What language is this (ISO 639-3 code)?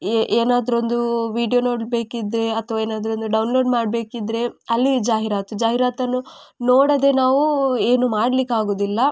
kan